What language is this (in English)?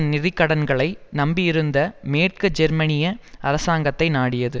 Tamil